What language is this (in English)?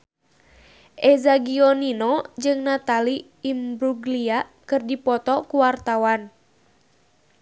Sundanese